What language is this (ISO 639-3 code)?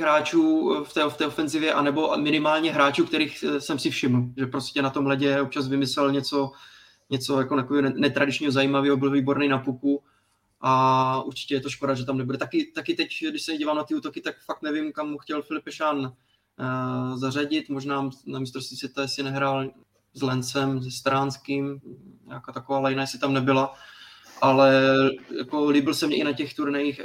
ces